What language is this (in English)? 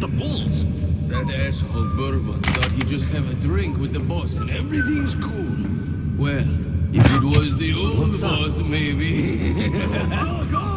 English